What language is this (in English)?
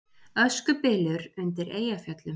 Icelandic